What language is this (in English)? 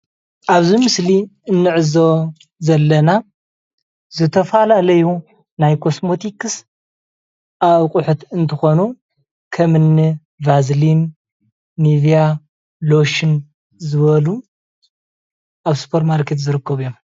Tigrinya